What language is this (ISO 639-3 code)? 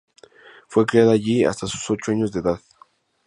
spa